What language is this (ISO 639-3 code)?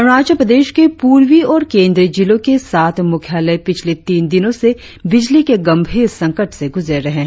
hin